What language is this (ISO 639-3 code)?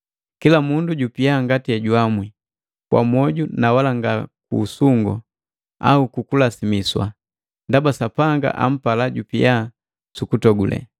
mgv